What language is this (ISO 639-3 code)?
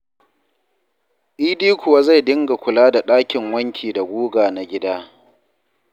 hau